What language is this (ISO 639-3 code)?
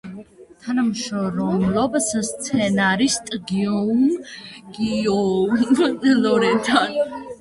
kat